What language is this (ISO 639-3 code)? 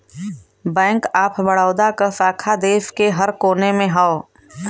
bho